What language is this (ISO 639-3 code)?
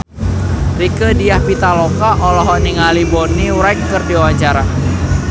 sun